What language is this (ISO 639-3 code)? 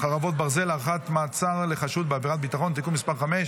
heb